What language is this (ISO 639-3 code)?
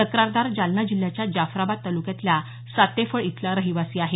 mar